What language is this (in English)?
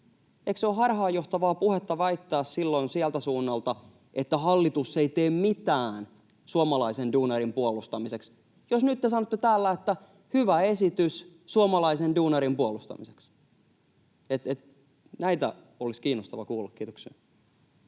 Finnish